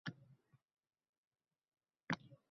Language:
Uzbek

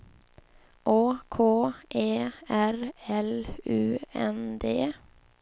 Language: Swedish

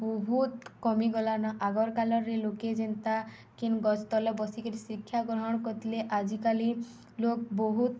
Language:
Odia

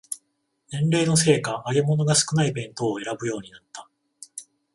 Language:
Japanese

